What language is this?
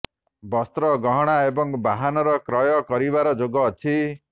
Odia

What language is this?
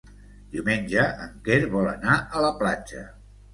Catalan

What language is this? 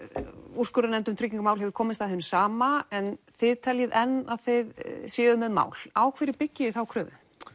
Icelandic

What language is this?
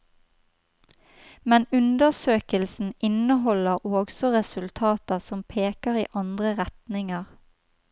Norwegian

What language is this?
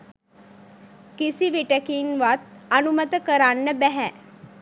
Sinhala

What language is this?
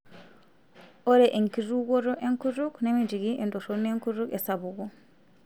Masai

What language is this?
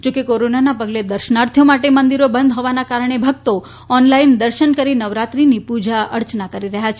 Gujarati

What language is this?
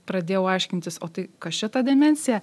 Lithuanian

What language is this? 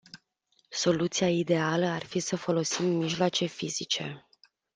Romanian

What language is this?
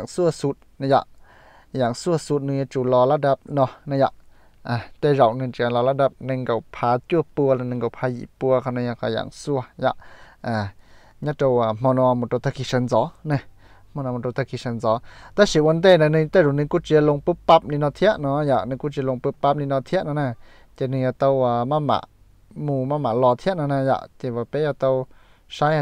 Thai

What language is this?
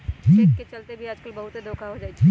Magahi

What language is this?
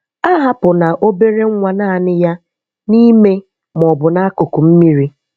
Igbo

